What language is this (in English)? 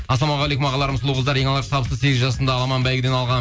Kazakh